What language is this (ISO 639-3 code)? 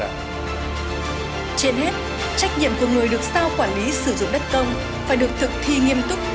vie